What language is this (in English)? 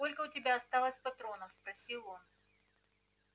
Russian